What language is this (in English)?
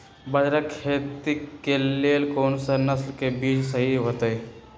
Magahi